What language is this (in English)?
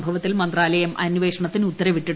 Malayalam